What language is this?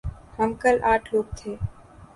Urdu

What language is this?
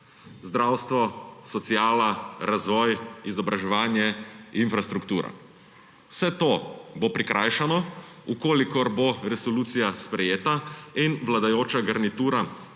Slovenian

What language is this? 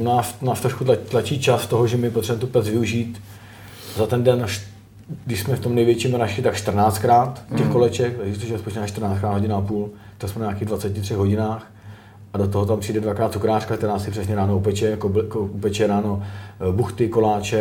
Czech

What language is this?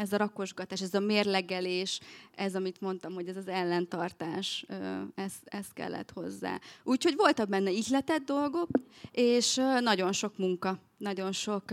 Hungarian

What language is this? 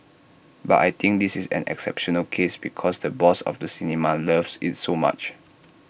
English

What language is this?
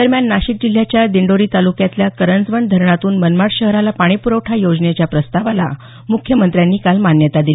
Marathi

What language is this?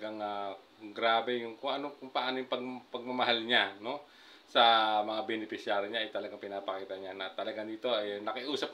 Filipino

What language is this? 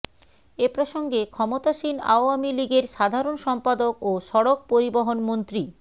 Bangla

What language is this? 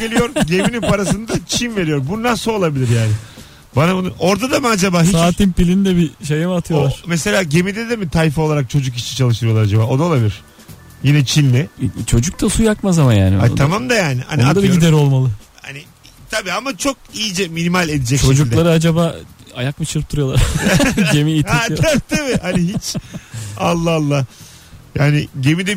Turkish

